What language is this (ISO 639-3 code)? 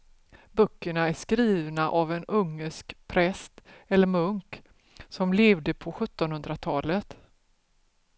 swe